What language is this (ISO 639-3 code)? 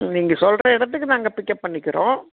tam